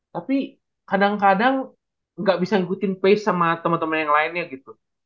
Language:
Indonesian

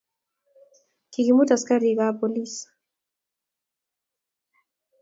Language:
Kalenjin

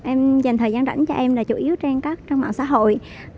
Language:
Vietnamese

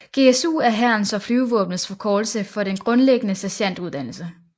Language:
Danish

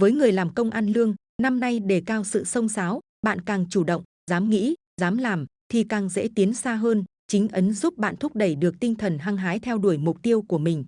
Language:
Vietnamese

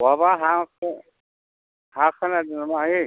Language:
Bodo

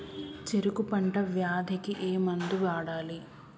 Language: Telugu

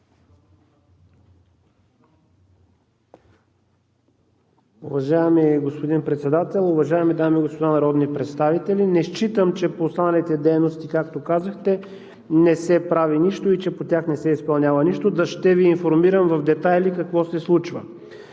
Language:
Bulgarian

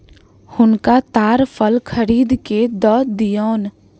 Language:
Maithili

